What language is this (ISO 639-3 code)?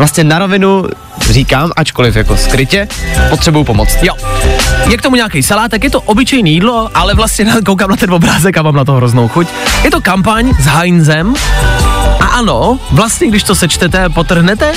ces